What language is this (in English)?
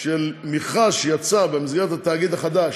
Hebrew